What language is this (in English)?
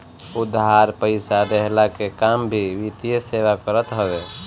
Bhojpuri